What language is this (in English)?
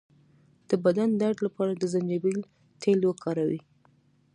Pashto